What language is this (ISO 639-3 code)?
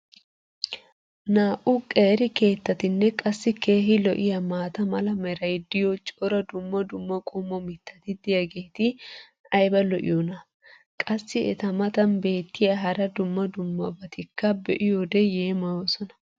wal